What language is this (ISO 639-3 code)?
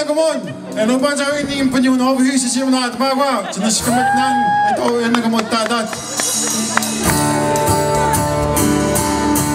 ron